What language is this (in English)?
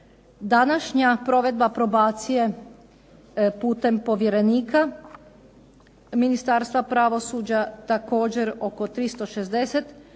Croatian